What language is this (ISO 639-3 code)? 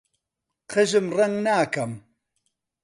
ckb